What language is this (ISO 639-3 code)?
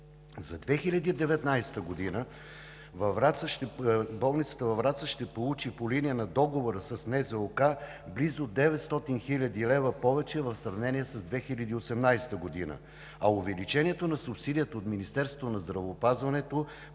bul